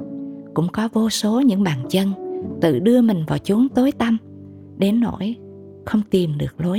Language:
Vietnamese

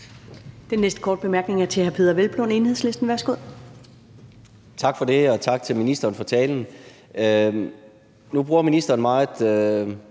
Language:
Danish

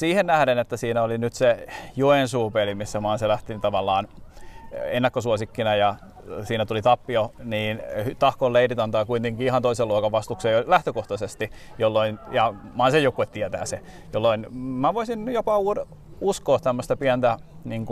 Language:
Finnish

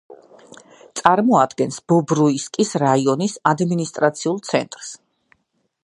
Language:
Georgian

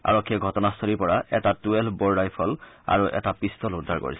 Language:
Assamese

